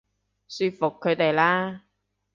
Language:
Cantonese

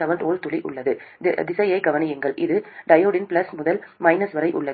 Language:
Tamil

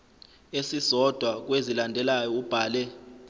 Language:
Zulu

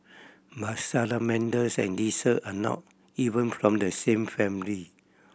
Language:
English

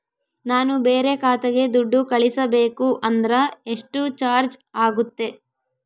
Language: Kannada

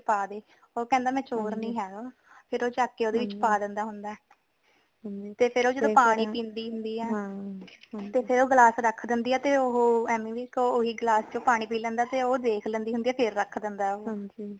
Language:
Punjabi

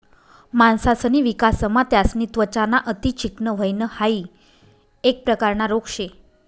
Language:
Marathi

